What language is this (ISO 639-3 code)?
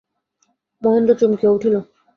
ben